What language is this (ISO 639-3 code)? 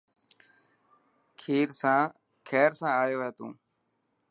mki